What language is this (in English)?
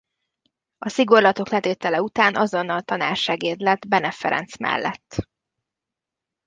Hungarian